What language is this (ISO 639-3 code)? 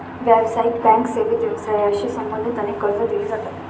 mar